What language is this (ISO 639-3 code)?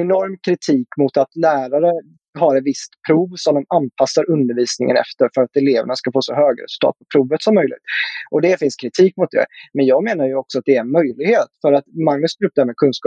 swe